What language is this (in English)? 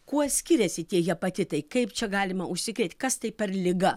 Lithuanian